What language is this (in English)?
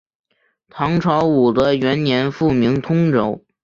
Chinese